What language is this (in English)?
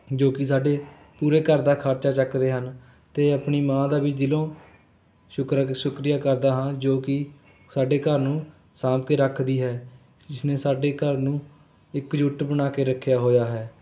Punjabi